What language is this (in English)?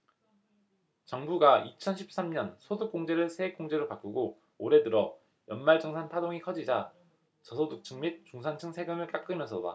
Korean